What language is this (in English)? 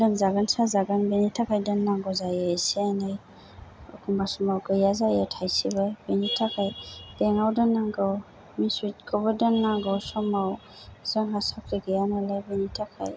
Bodo